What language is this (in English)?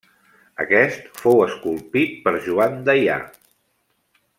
Catalan